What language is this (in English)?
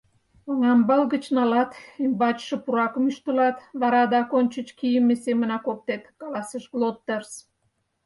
Mari